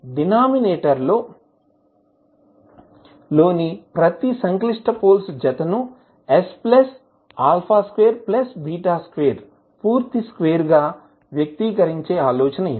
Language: Telugu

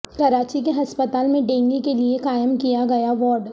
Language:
Urdu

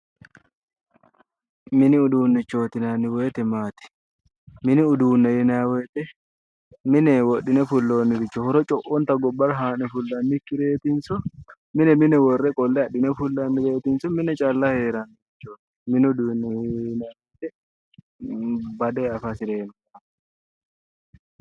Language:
Sidamo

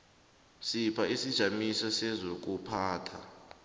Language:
South Ndebele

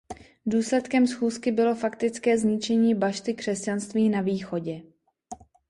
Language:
Czech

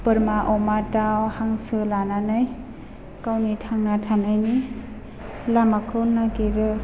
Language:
Bodo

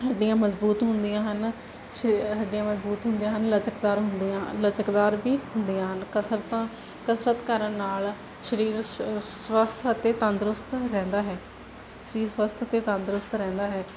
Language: Punjabi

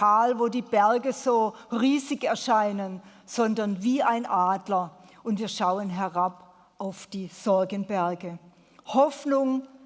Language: German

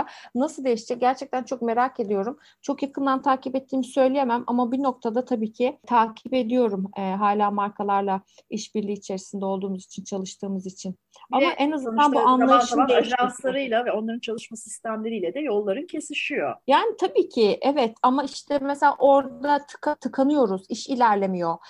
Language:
Turkish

